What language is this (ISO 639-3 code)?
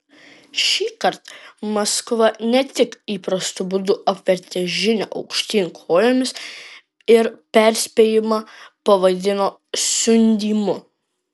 lit